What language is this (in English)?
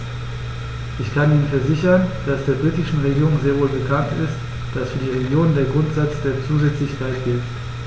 German